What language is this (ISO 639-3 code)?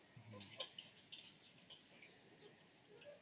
ori